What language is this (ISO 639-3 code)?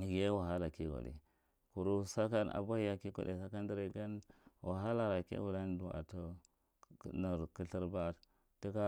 mrt